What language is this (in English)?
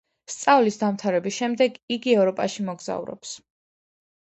Georgian